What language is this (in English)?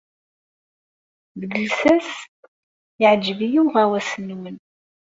Kabyle